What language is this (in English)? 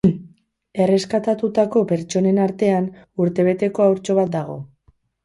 Basque